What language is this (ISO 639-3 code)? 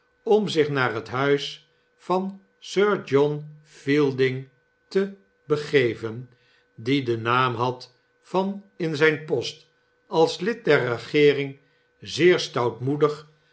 nld